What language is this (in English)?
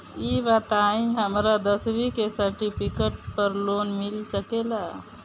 Bhojpuri